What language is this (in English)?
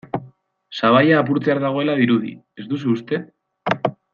Basque